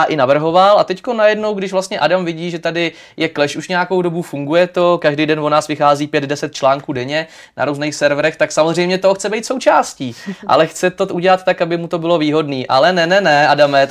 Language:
Czech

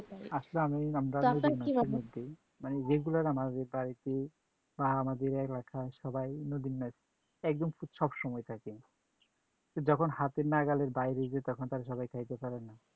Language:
Bangla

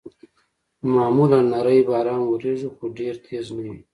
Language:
Pashto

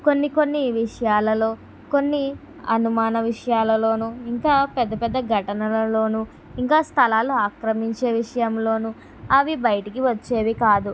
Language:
Telugu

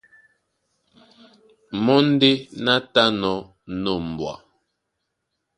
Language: Duala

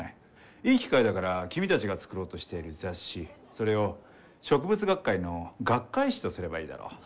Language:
Japanese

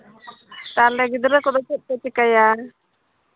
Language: Santali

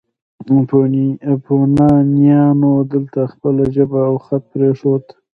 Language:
Pashto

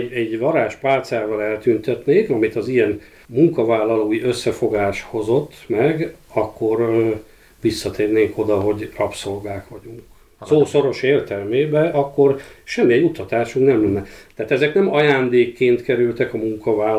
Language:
Hungarian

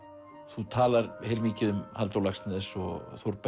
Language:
Icelandic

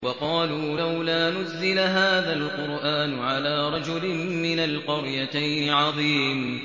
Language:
Arabic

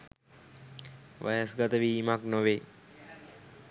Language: Sinhala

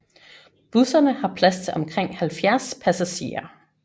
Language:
Danish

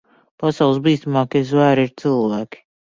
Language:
Latvian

